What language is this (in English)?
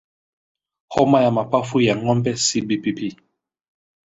Swahili